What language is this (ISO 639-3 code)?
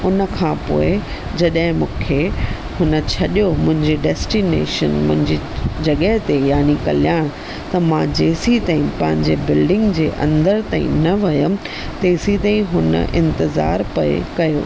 snd